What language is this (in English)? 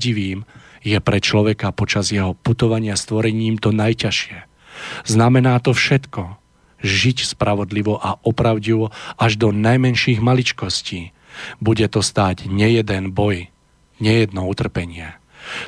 Slovak